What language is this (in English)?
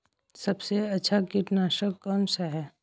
Hindi